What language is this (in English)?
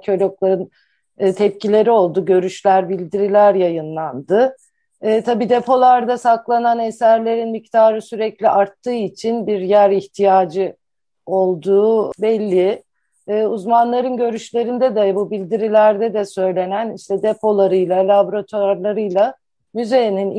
Turkish